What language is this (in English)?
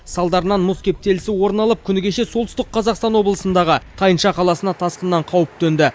Kazakh